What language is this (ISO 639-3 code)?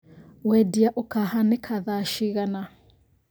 kik